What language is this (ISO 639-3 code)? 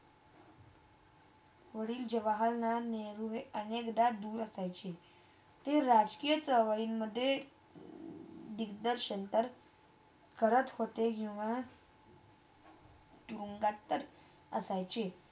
mar